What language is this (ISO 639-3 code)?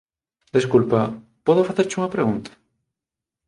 glg